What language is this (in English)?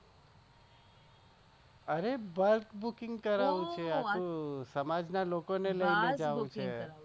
Gujarati